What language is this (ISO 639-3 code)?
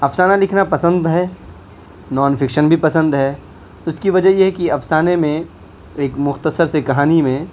urd